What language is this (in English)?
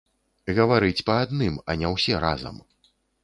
Belarusian